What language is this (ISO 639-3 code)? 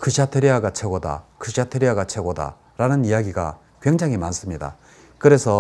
kor